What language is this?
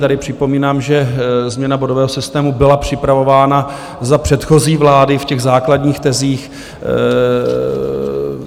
Czech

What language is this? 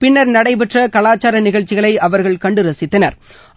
Tamil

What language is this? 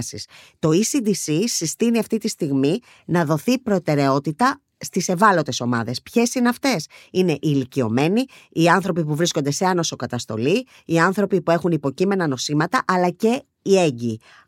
Greek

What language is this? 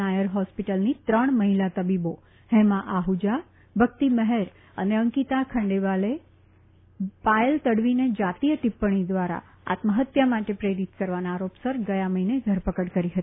Gujarati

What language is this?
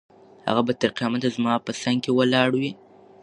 Pashto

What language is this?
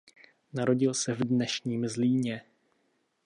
Czech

